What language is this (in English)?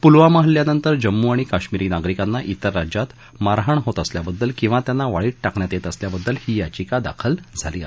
Marathi